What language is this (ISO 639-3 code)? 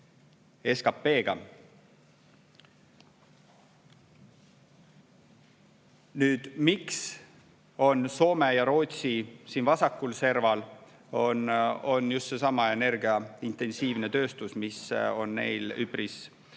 est